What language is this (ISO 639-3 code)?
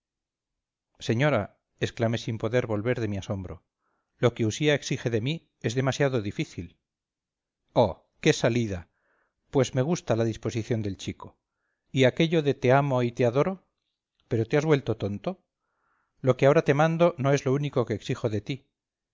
spa